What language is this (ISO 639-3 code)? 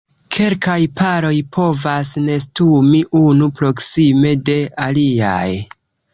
epo